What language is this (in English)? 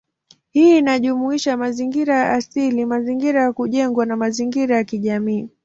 Swahili